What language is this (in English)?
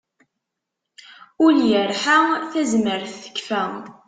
Kabyle